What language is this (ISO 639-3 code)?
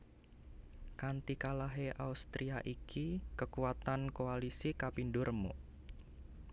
jav